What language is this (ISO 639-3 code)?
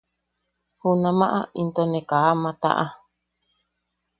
yaq